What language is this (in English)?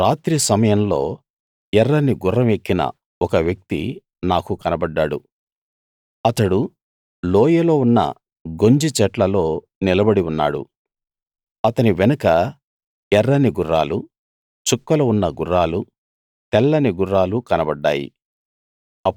Telugu